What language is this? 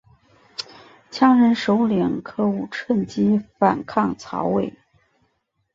Chinese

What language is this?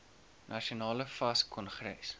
Afrikaans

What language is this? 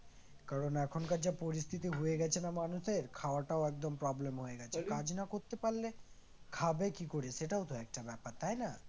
Bangla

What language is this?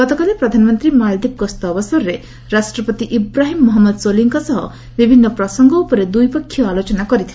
Odia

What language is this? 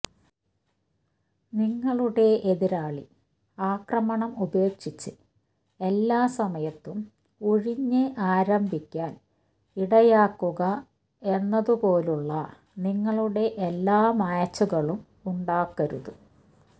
Malayalam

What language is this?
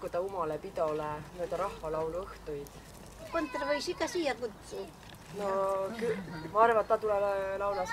Romanian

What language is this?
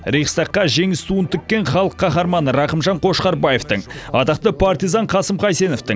Kazakh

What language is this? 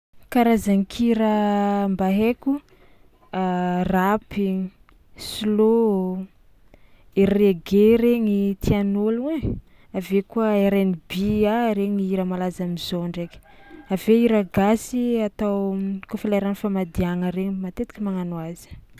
Tsimihety Malagasy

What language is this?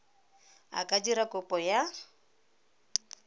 Tswana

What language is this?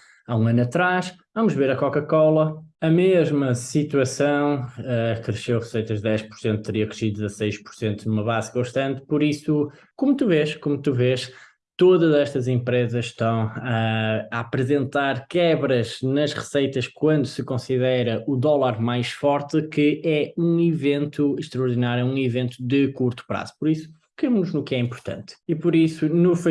Portuguese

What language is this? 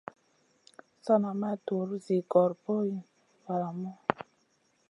Masana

